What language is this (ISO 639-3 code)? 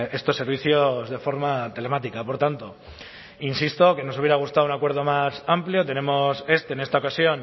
spa